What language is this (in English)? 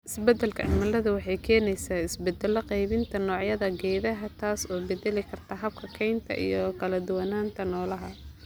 Somali